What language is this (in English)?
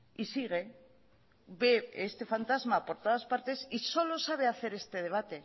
Spanish